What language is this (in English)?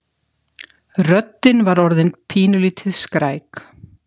Icelandic